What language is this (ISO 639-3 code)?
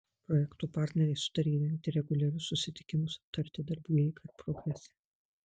lit